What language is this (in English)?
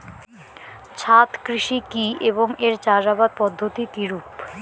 Bangla